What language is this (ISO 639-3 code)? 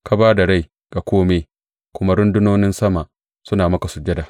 hau